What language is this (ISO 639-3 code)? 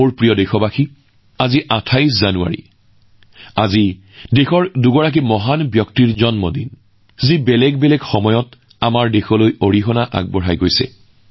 asm